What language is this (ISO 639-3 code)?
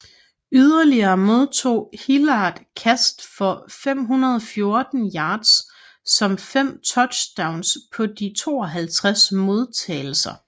dan